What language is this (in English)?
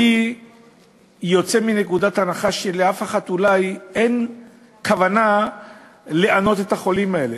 Hebrew